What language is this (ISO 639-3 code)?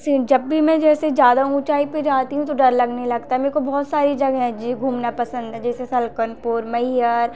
hin